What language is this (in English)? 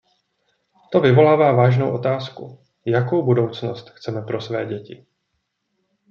Czech